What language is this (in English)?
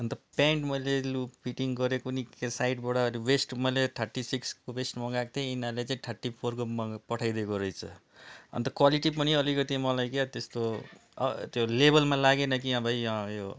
Nepali